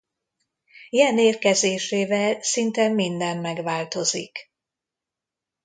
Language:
Hungarian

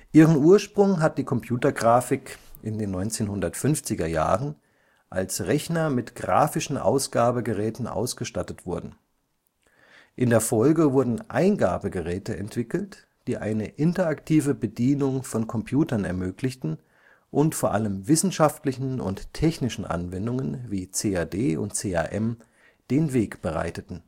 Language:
German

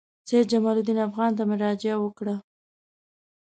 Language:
Pashto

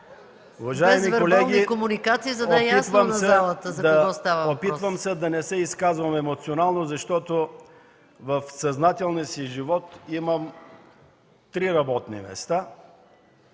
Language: Bulgarian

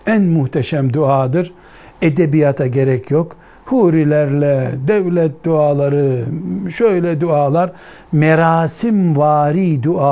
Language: Turkish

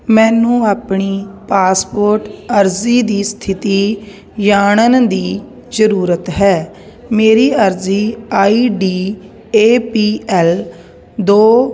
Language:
Punjabi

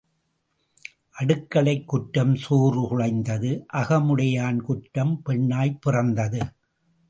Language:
Tamil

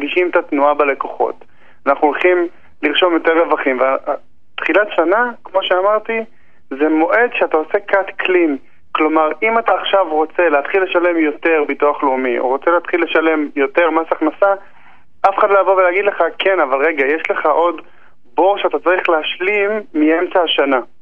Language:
Hebrew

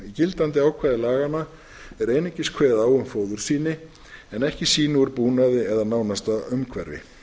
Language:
Icelandic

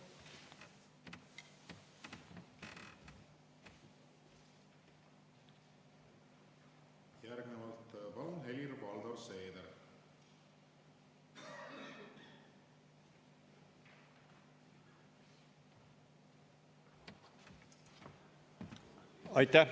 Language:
Estonian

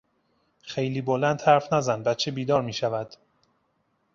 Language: Persian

